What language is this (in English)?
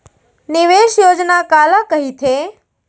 Chhattisgarhi